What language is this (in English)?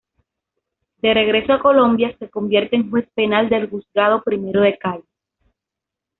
Spanish